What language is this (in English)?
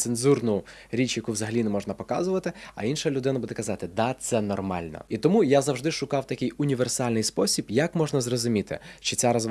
Ukrainian